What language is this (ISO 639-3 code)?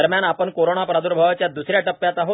mar